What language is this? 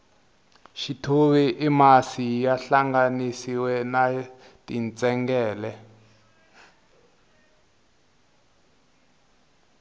Tsonga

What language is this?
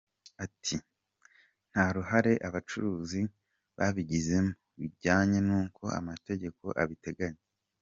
Kinyarwanda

